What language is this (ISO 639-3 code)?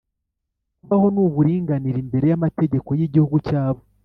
kin